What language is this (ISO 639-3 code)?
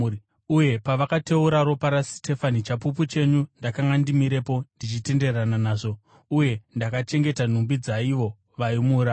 sna